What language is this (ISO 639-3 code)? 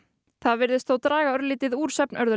isl